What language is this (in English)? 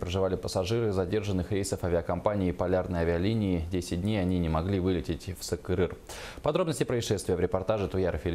Russian